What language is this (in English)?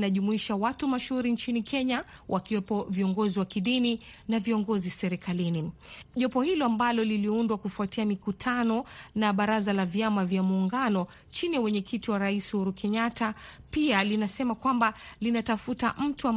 Swahili